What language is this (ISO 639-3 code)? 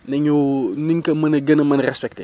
wol